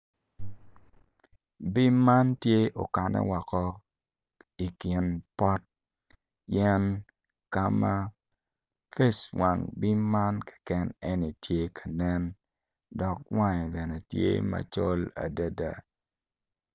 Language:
Acoli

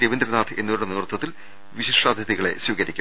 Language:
Malayalam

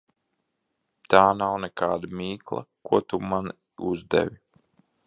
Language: Latvian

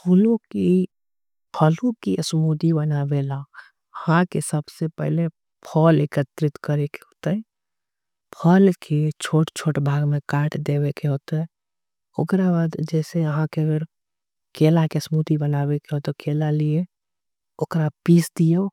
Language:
Angika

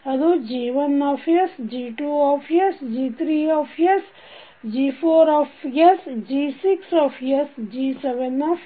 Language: Kannada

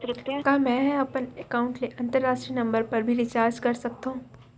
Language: Chhattisgarhi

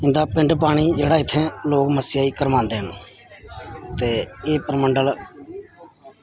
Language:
Dogri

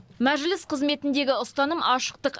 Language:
Kazakh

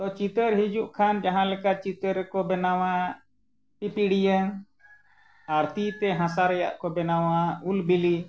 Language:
Santali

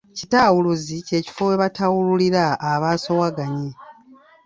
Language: Ganda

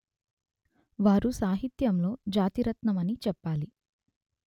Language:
Telugu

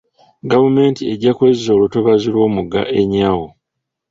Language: Ganda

